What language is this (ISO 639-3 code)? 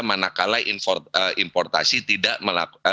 ind